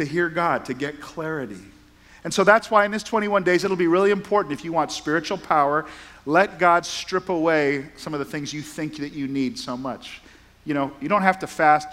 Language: English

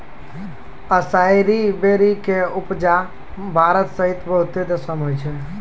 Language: Maithili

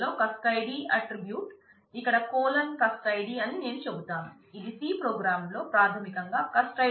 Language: Telugu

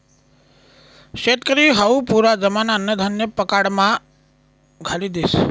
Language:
Marathi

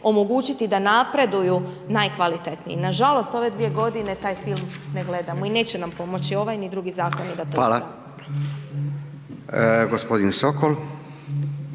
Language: Croatian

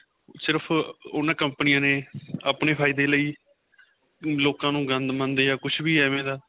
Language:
Punjabi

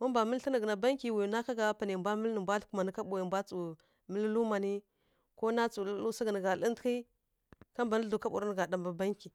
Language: Kirya-Konzəl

